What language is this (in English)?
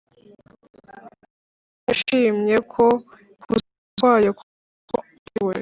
Kinyarwanda